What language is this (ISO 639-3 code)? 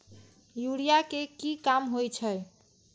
mai